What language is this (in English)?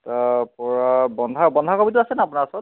Assamese